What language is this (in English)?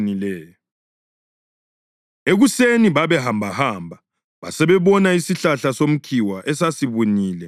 North Ndebele